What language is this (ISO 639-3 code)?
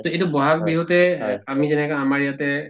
asm